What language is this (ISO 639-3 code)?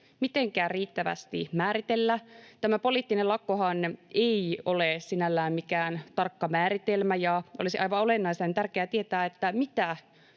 fin